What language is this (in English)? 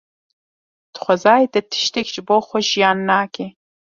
Kurdish